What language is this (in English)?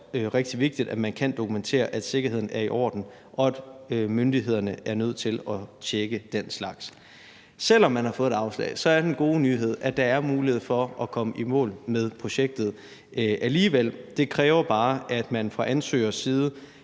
Danish